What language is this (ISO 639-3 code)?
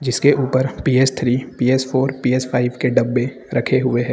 hin